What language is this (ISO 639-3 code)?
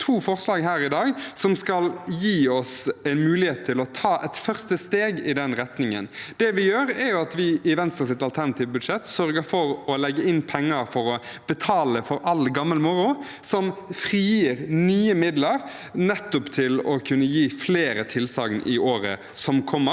nor